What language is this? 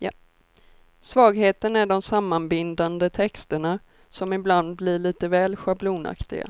Swedish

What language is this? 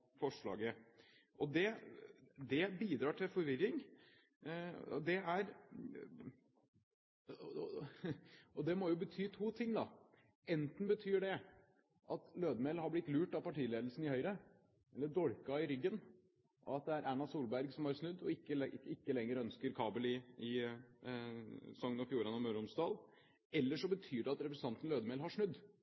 Norwegian Bokmål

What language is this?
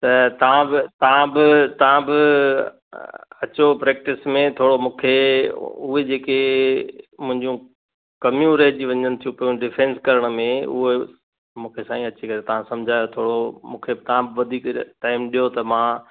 Sindhi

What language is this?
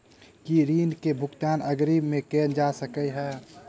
Maithili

